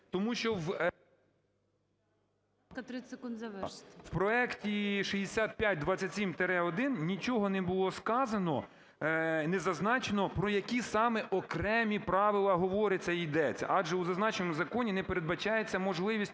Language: Ukrainian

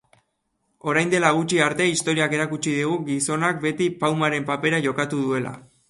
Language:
Basque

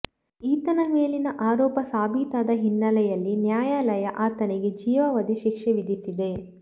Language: Kannada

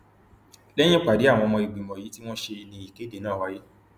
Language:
Yoruba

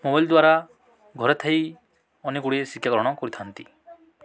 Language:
Odia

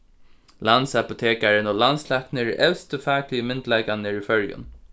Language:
Faroese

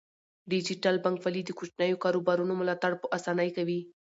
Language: Pashto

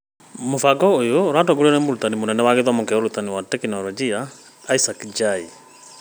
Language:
Kikuyu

